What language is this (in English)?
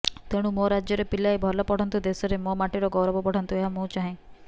Odia